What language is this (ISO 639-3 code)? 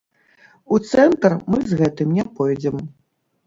bel